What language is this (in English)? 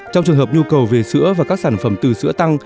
Vietnamese